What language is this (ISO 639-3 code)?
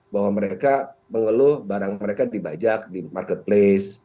ind